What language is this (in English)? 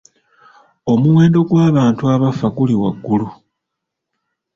Ganda